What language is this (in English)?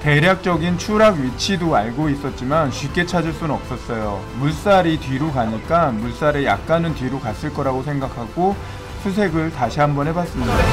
Korean